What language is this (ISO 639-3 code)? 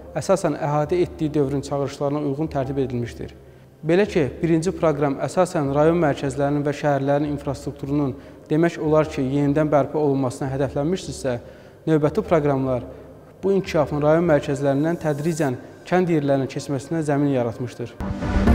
tur